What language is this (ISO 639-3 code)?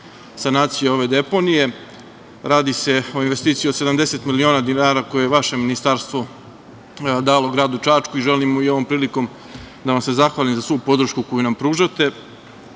srp